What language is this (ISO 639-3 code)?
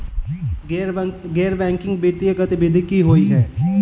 mai